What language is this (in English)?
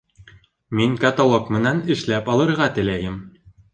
Bashkir